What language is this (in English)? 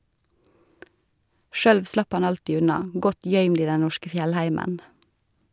Norwegian